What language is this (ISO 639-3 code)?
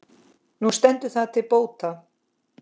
isl